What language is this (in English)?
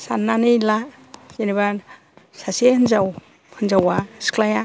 Bodo